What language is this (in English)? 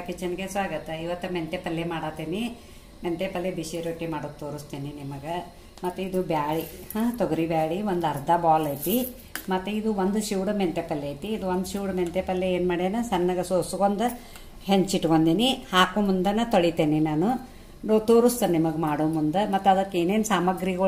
Indonesian